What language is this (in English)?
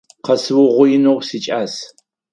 Adyghe